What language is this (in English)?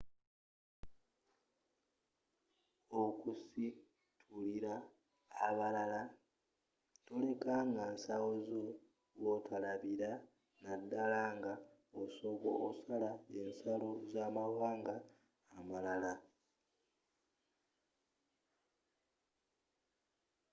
Ganda